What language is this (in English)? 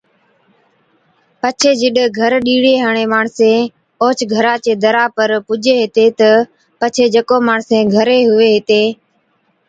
Od